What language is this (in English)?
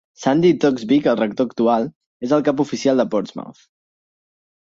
Catalan